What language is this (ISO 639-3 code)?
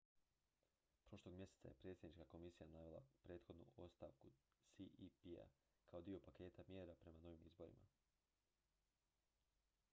hrv